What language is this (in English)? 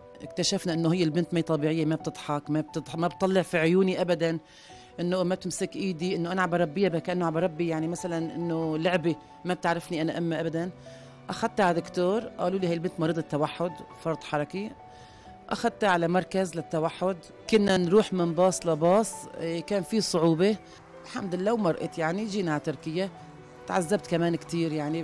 Arabic